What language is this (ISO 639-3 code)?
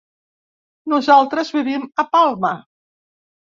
cat